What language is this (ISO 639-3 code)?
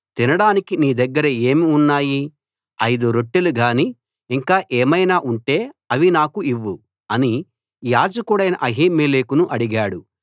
tel